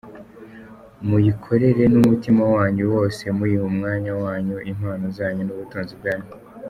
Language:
Kinyarwanda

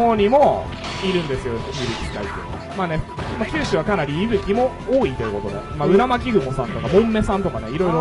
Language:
Japanese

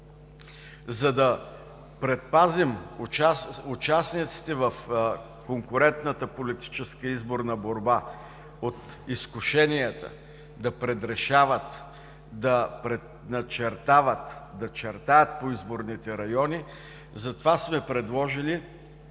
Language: Bulgarian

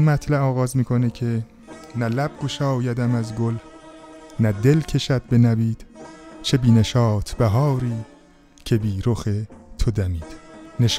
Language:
Persian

